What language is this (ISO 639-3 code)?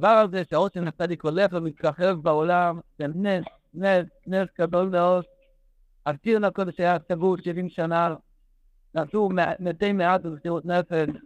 heb